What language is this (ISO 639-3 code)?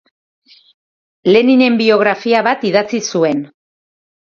eus